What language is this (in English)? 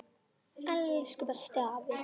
Icelandic